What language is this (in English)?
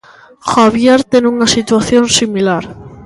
Galician